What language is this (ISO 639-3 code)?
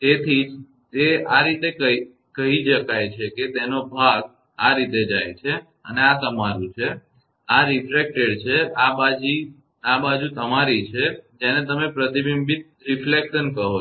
guj